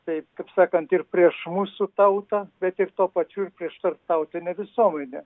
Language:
Lithuanian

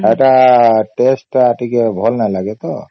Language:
Odia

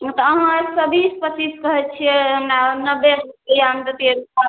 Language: Maithili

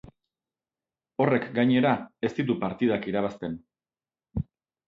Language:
Basque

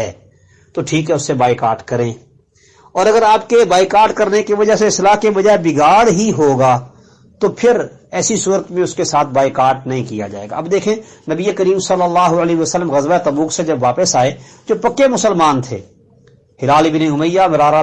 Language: Urdu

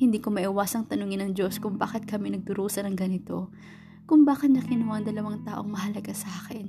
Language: Filipino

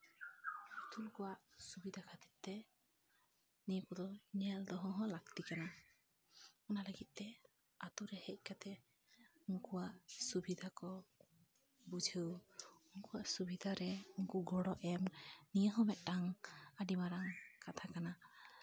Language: Santali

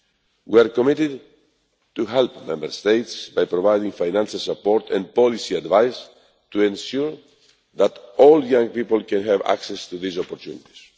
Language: English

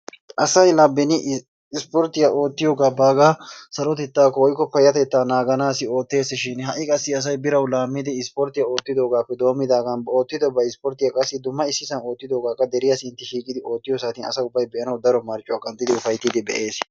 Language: Wolaytta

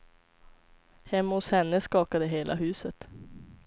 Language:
Swedish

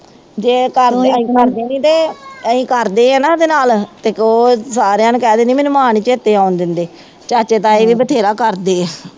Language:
Punjabi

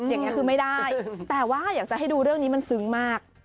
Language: Thai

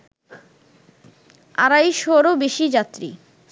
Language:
Bangla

